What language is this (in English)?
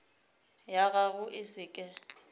Northern Sotho